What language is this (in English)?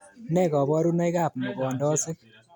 Kalenjin